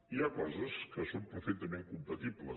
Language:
Catalan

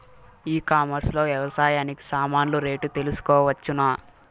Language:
Telugu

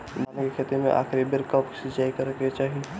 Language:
Bhojpuri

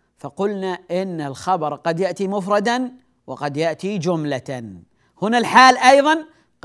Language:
Arabic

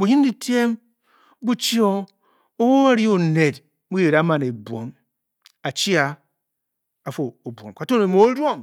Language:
Bokyi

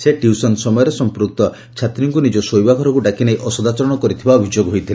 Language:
Odia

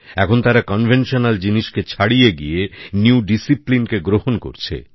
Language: Bangla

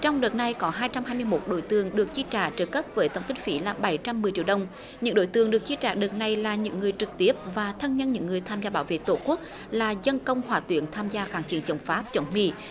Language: Vietnamese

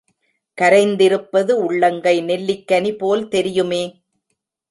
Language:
Tamil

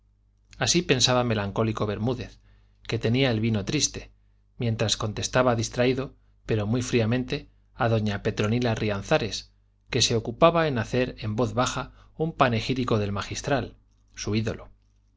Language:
Spanish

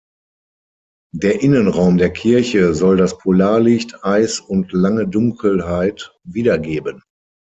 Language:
German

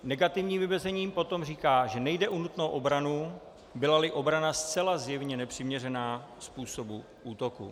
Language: Czech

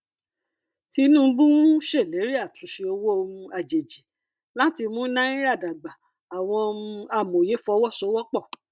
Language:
Yoruba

